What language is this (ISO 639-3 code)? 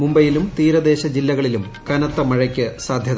mal